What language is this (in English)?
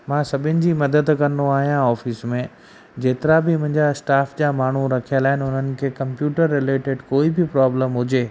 Sindhi